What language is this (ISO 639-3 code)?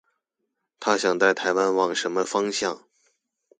zho